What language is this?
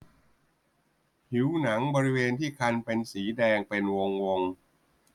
Thai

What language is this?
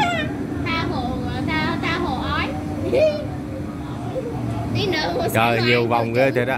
Vietnamese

